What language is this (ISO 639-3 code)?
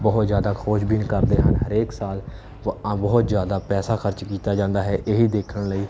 pan